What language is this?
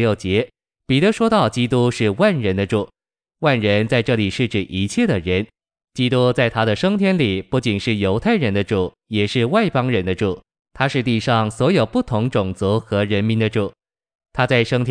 Chinese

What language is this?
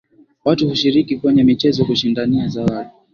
Swahili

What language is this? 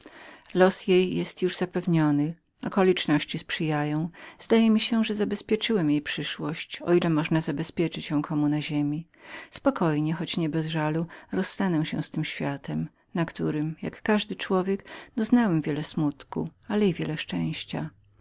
Polish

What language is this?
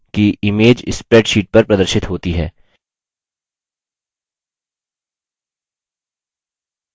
Hindi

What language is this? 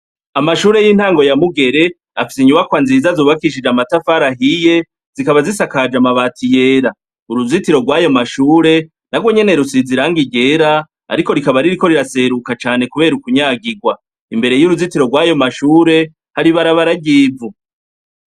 Rundi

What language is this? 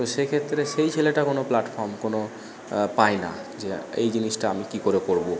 Bangla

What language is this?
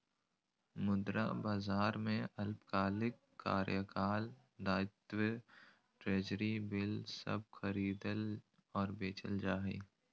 Magahi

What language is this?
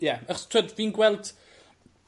Welsh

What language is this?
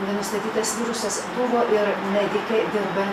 Lithuanian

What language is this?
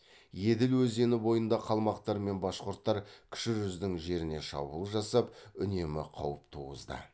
Kazakh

